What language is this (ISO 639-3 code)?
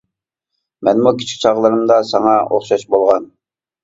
uig